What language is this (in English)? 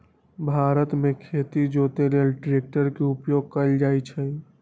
Magahi